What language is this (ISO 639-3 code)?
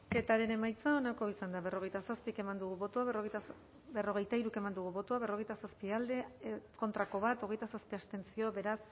eus